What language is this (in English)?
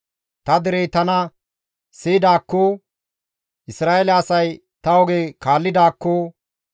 Gamo